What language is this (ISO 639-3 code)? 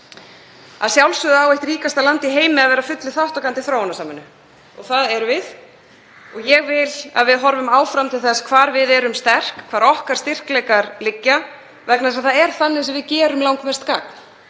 isl